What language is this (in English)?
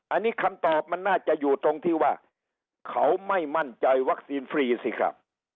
Thai